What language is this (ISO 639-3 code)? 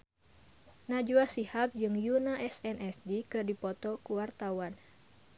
sun